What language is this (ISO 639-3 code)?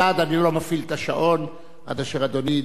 heb